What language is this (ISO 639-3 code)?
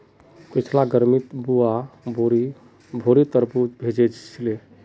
mag